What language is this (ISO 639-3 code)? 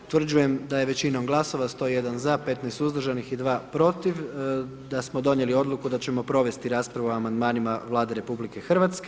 hrv